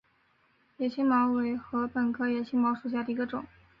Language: Chinese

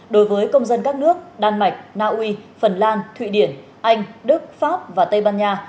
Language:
Vietnamese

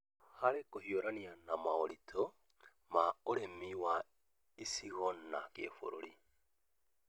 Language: Kikuyu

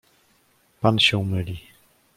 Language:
Polish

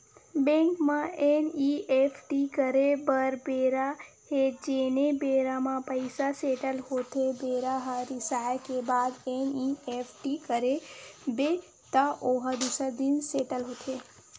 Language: Chhattisgarhi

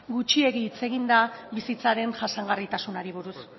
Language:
Basque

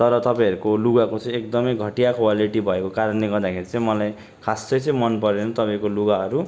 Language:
Nepali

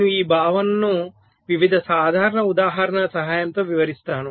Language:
Telugu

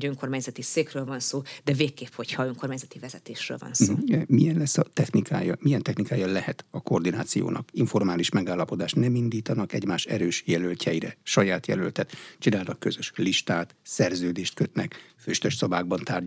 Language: Hungarian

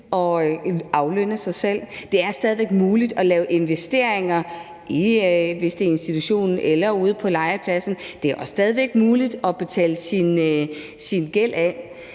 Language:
Danish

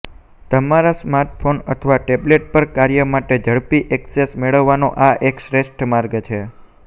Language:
Gujarati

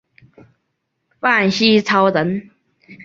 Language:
Chinese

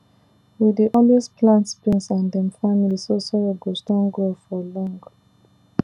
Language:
Nigerian Pidgin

